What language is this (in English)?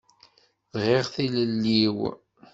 Kabyle